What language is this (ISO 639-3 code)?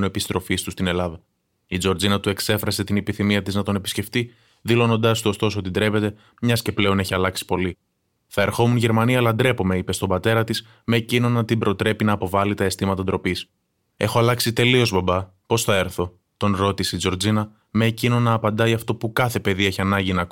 ell